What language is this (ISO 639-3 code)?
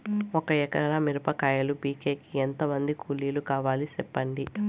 tel